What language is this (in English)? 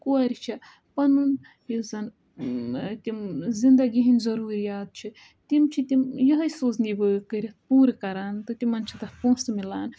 Kashmiri